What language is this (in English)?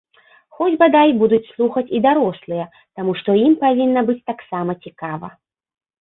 Belarusian